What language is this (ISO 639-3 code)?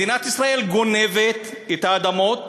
heb